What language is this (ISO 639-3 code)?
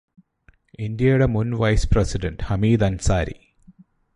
mal